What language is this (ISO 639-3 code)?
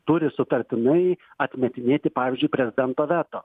lit